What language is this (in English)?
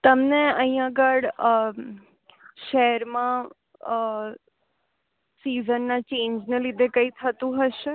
Gujarati